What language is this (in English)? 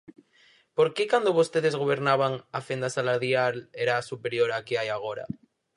Galician